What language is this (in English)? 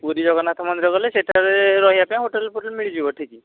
Odia